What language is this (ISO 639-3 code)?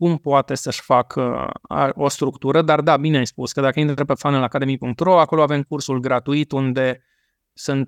ron